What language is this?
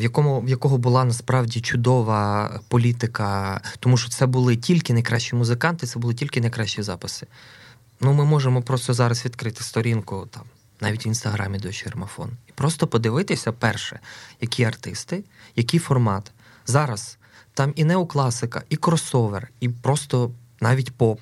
Ukrainian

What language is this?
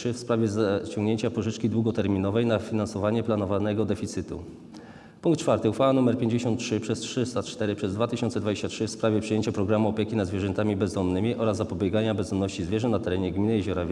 Polish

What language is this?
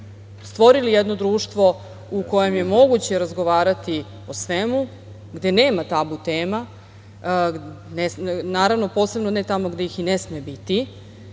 Serbian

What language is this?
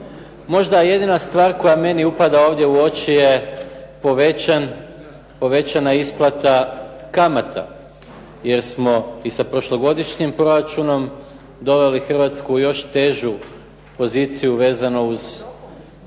Croatian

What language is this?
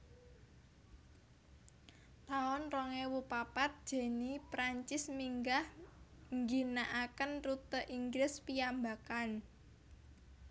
Javanese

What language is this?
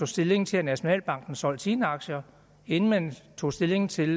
Danish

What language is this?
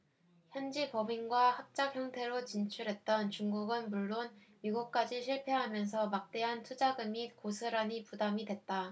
Korean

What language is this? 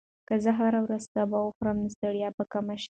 Pashto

